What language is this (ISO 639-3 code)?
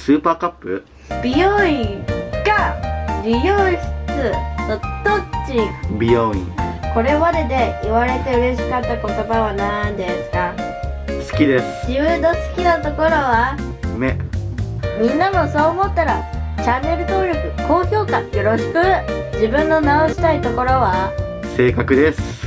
jpn